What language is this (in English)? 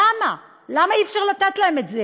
Hebrew